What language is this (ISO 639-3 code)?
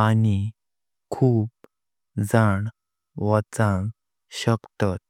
kok